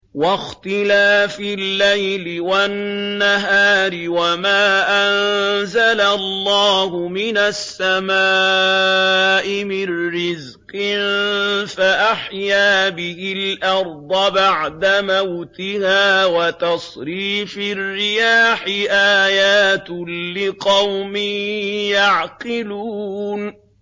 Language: Arabic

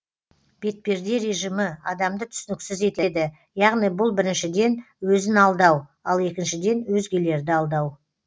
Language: Kazakh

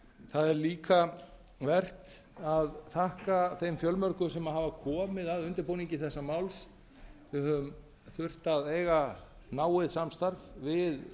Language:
Icelandic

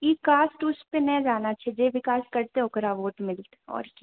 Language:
Maithili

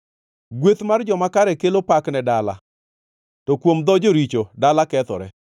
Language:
Luo (Kenya and Tanzania)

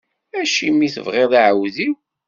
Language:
Kabyle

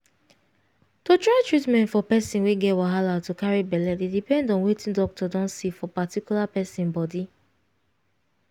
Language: Nigerian Pidgin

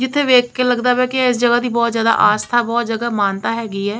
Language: Punjabi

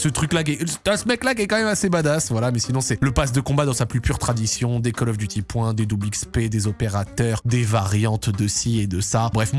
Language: French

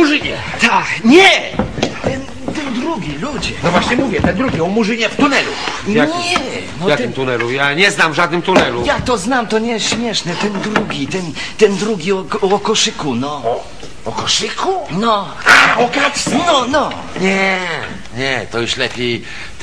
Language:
Polish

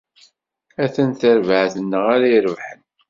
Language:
Kabyle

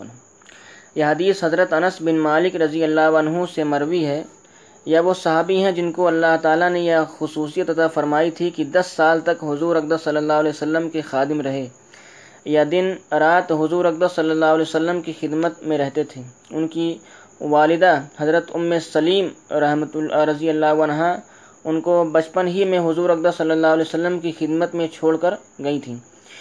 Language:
Urdu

